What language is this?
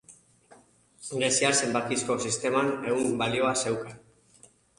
Basque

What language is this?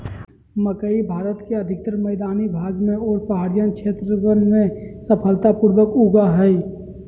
Magahi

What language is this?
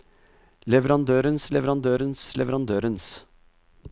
Norwegian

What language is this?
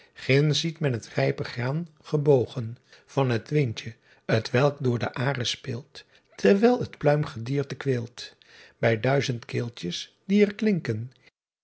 Dutch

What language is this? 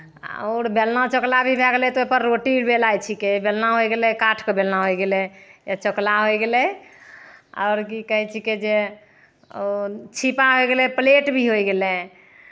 Maithili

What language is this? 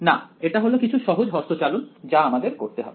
Bangla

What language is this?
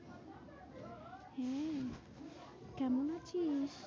Bangla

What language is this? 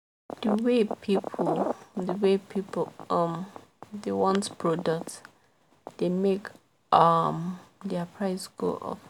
Nigerian Pidgin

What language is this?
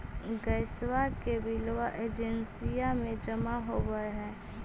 Magahi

